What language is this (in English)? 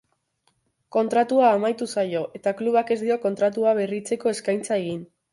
Basque